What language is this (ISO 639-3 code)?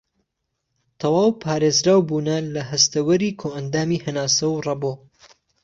ckb